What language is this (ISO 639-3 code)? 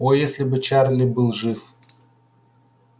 rus